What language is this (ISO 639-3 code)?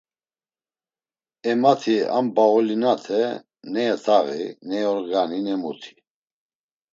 lzz